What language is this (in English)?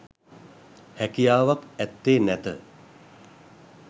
Sinhala